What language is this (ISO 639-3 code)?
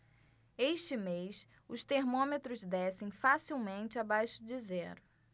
por